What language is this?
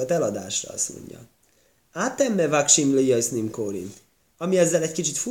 Hungarian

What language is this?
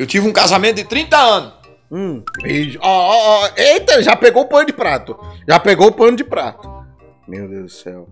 Portuguese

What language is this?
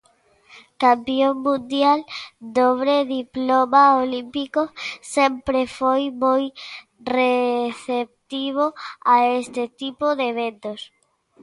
Galician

